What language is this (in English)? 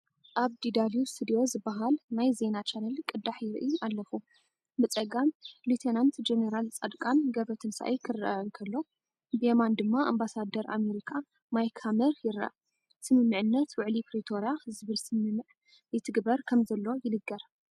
Tigrinya